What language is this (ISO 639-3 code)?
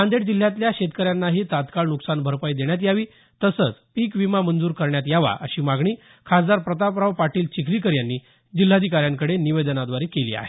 mar